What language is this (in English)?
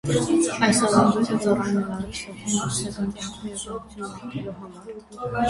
Armenian